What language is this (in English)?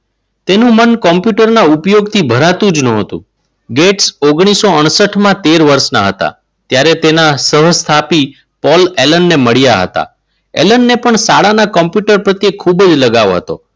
Gujarati